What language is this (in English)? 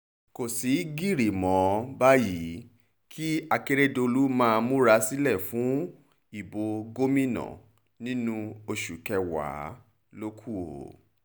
Yoruba